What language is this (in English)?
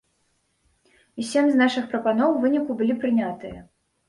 Belarusian